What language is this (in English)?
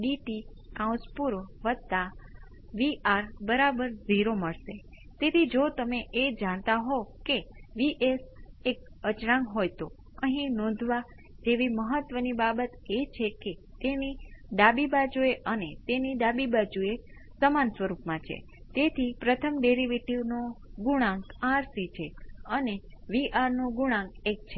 Gujarati